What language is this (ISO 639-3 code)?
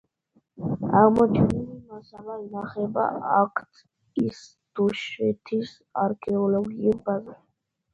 kat